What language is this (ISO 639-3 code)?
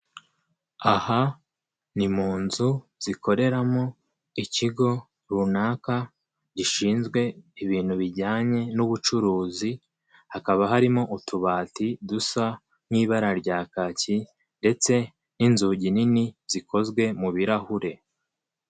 kin